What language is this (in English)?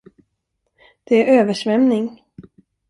Swedish